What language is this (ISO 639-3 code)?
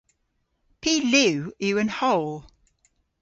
cor